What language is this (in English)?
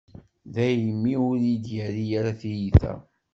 Kabyle